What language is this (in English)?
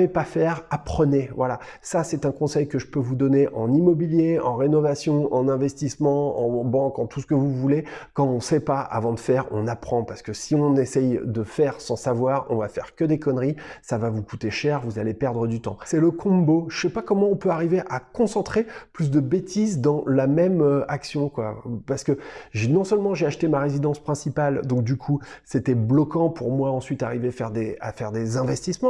French